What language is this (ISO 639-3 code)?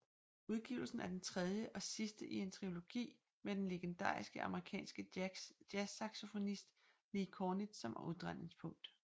dan